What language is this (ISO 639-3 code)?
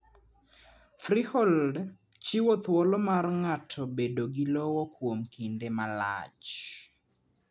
luo